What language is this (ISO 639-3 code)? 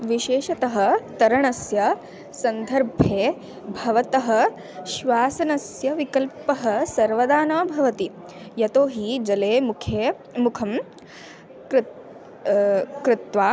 san